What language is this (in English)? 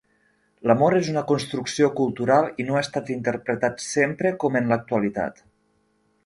Catalan